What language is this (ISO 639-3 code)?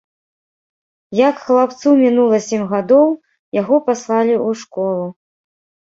bel